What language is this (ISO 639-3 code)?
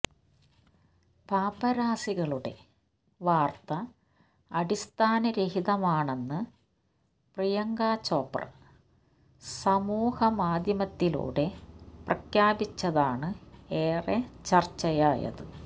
mal